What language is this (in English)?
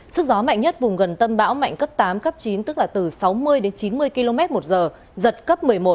Vietnamese